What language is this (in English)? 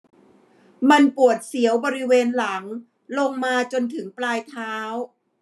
Thai